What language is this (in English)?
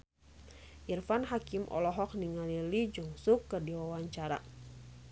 Sundanese